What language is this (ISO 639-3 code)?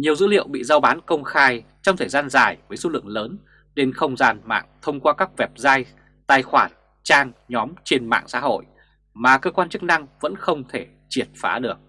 vie